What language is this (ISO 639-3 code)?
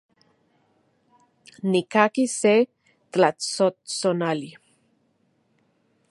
ncx